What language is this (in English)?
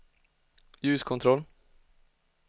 Swedish